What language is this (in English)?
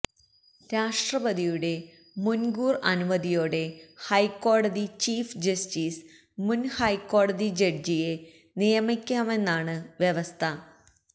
Malayalam